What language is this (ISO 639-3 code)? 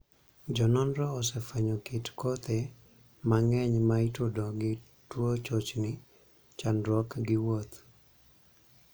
luo